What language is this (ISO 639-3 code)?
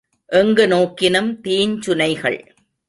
tam